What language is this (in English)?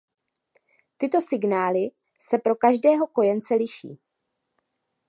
Czech